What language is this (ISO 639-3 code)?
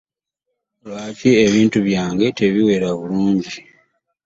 lug